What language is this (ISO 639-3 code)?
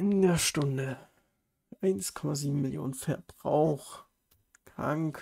deu